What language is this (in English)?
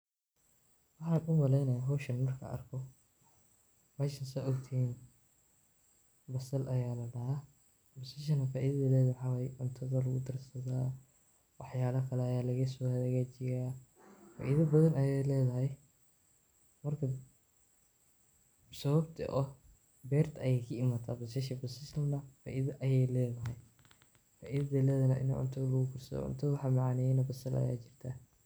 Somali